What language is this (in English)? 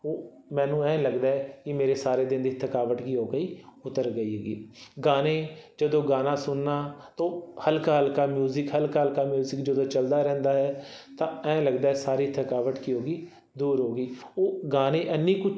Punjabi